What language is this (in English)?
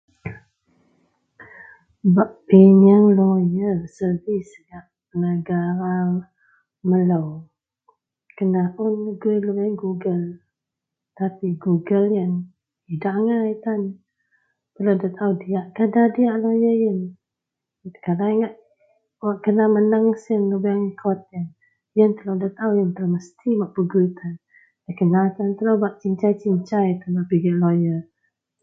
Central Melanau